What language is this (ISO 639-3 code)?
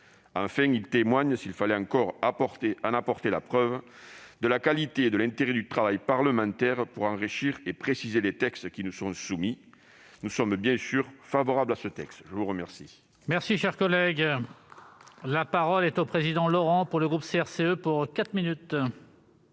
fra